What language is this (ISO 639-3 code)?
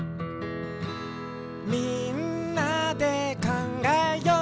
jpn